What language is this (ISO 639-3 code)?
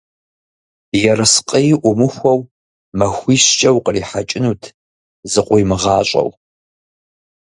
kbd